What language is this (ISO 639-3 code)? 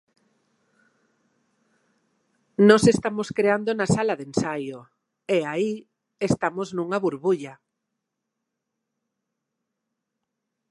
glg